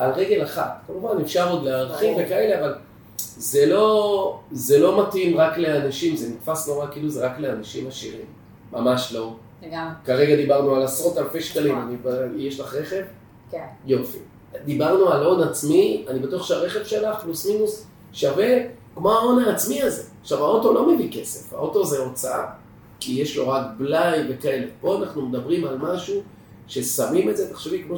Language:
Hebrew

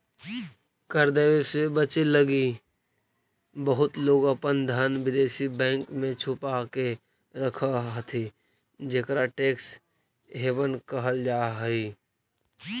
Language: Magahi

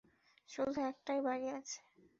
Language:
Bangla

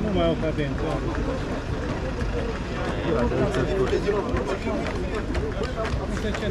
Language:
Romanian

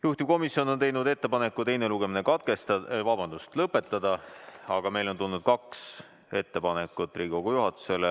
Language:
Estonian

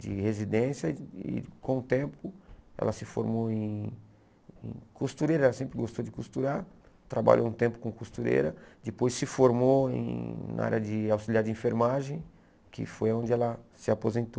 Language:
Portuguese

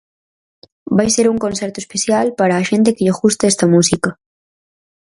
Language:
Galician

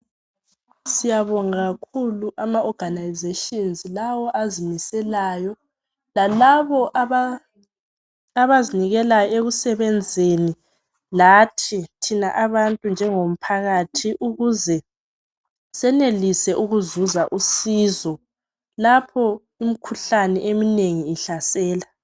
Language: North Ndebele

